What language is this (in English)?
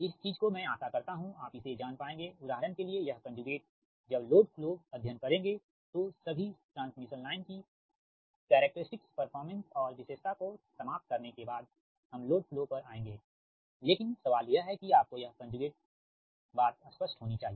Hindi